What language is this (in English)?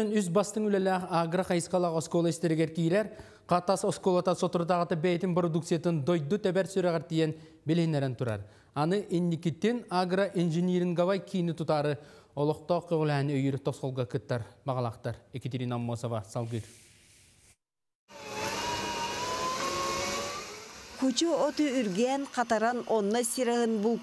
Turkish